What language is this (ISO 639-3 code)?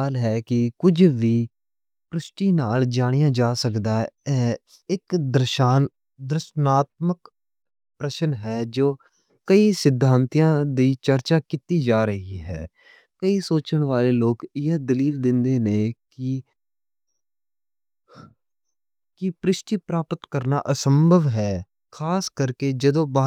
lah